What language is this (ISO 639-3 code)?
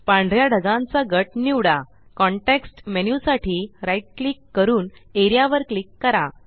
mar